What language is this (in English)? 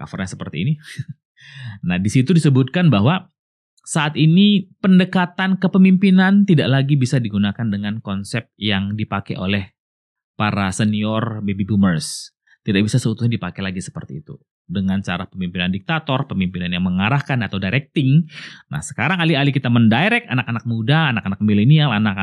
Indonesian